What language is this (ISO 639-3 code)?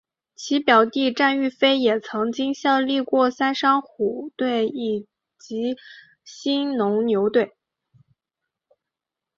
zho